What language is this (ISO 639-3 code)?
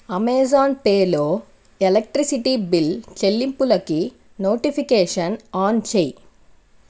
tel